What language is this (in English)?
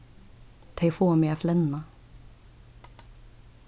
Faroese